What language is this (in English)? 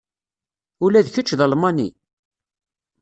Kabyle